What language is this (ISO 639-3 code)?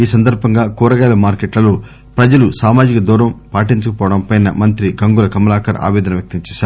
tel